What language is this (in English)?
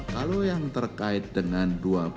Indonesian